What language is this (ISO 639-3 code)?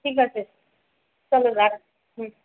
ben